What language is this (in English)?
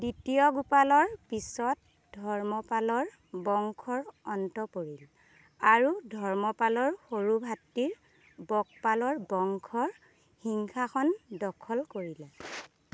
Assamese